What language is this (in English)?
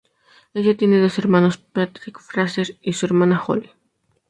Spanish